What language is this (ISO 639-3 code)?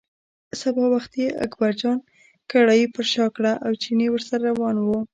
pus